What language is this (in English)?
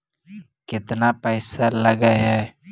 Magahi